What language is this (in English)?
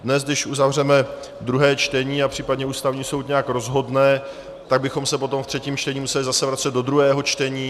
Czech